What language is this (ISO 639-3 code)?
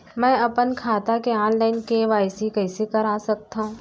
hne